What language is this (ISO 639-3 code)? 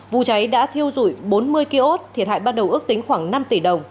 vie